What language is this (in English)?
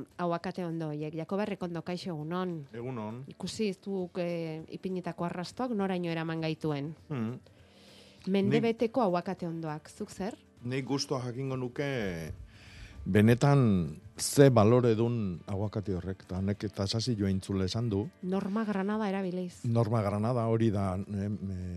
Spanish